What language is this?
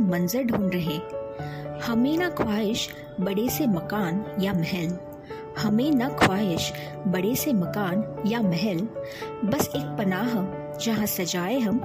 Hindi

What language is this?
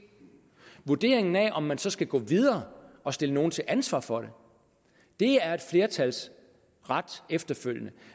Danish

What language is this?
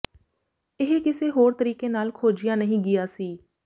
Punjabi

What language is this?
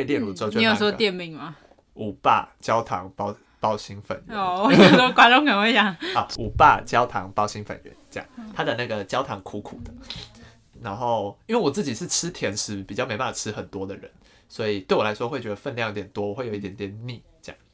Chinese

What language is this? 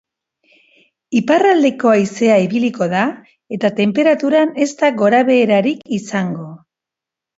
Basque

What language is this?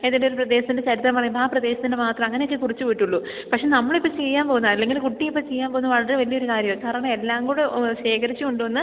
Malayalam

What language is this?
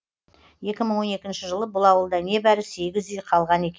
Kazakh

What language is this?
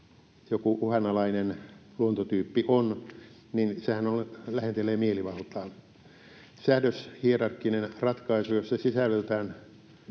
Finnish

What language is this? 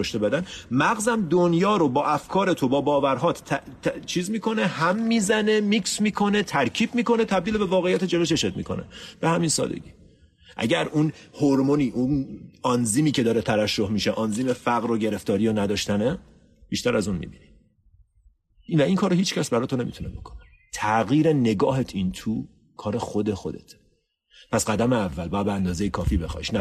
Persian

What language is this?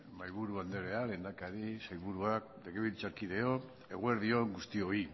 Basque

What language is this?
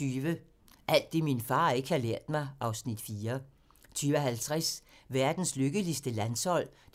Danish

